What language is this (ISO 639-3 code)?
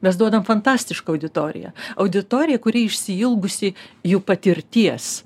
lit